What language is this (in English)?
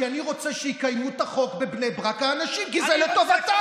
Hebrew